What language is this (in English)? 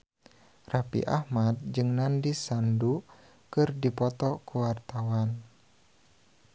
Sundanese